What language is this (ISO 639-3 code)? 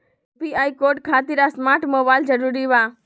mag